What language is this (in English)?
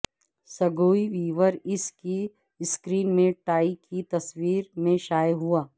Urdu